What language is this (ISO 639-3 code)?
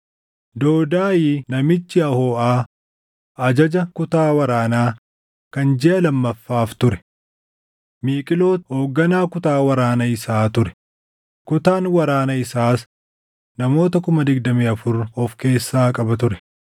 orm